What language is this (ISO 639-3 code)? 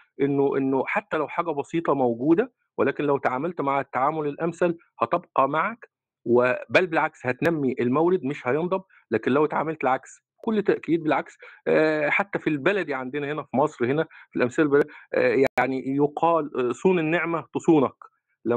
ara